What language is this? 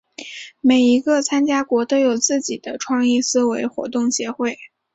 Chinese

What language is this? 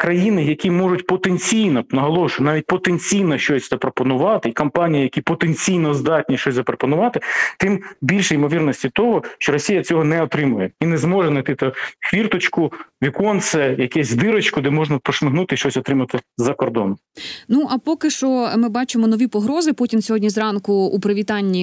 Ukrainian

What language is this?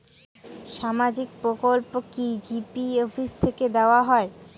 Bangla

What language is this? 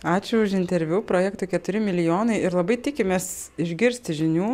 Lithuanian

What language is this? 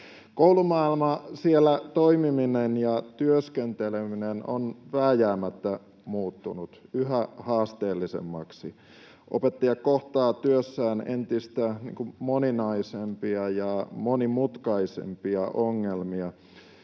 Finnish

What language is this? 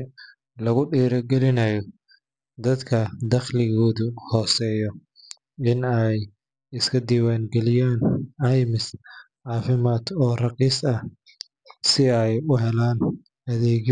Somali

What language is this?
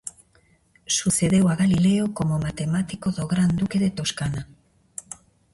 Galician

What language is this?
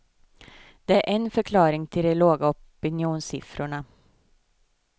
Swedish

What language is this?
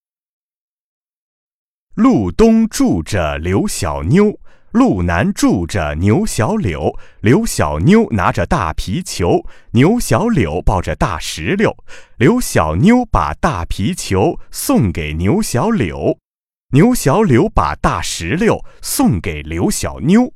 Chinese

